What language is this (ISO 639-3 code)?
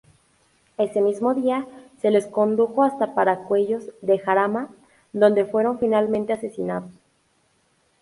spa